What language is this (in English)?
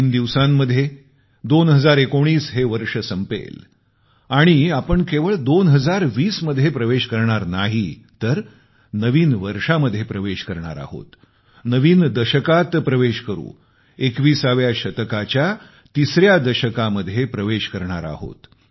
Marathi